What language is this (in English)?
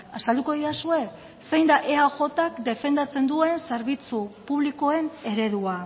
Basque